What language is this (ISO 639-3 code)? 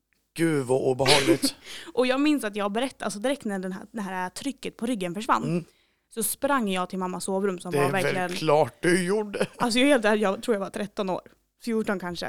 swe